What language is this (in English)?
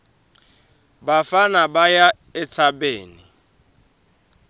Swati